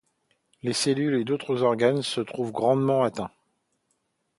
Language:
French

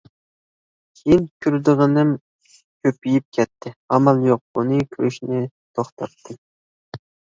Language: Uyghur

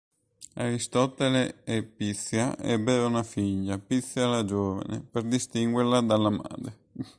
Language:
Italian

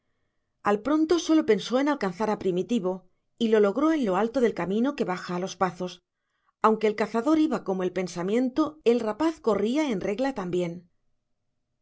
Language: Spanish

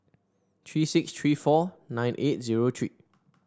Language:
English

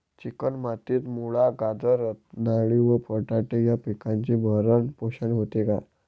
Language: Marathi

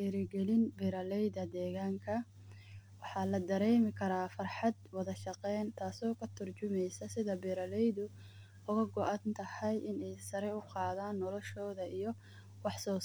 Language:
Somali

